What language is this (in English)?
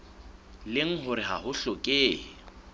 Southern Sotho